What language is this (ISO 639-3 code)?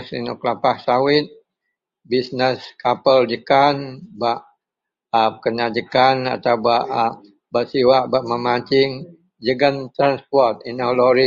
mel